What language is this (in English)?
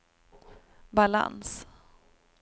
Swedish